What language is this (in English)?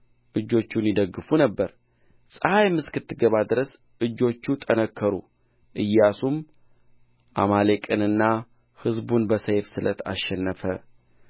Amharic